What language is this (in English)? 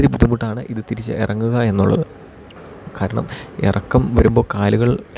Malayalam